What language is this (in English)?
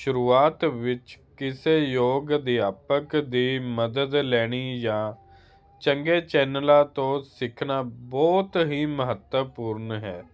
Punjabi